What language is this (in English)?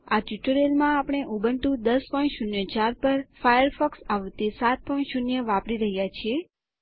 Gujarati